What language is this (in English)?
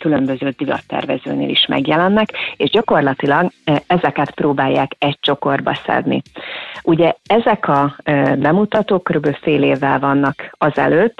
Hungarian